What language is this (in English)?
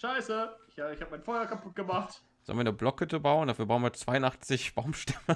German